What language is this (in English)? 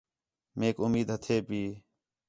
Khetrani